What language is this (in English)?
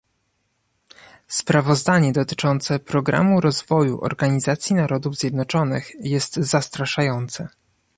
Polish